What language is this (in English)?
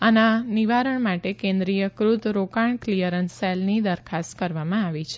Gujarati